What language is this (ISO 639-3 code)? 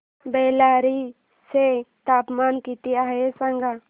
mar